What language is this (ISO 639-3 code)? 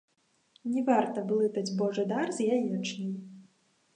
bel